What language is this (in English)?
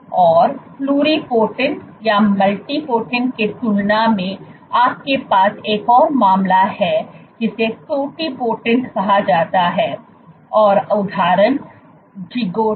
Hindi